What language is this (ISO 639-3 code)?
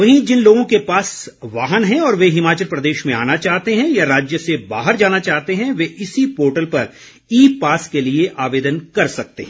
hin